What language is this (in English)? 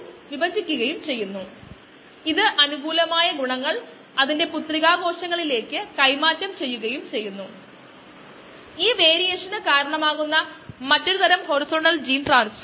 Malayalam